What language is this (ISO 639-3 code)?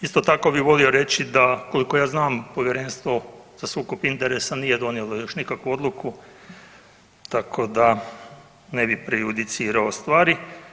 hrv